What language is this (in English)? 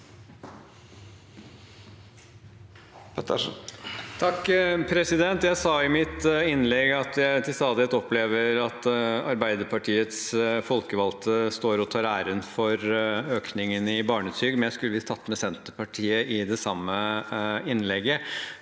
Norwegian